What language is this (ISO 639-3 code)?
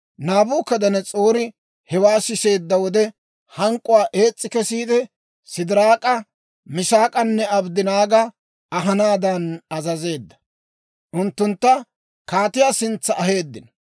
dwr